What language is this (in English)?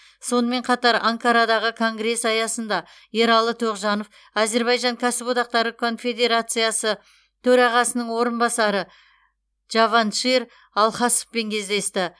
Kazakh